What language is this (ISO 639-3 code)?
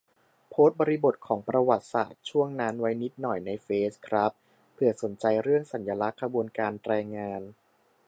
tha